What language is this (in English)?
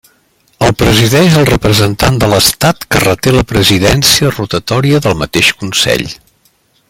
Catalan